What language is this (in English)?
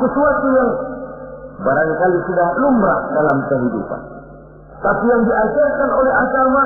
Indonesian